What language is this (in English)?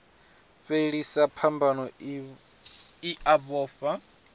Venda